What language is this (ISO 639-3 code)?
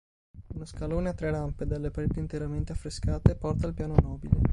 ita